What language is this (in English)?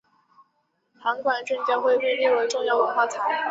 Chinese